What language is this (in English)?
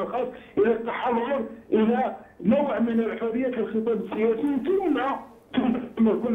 Arabic